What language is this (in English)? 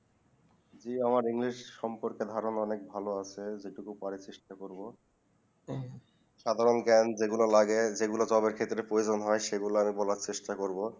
Bangla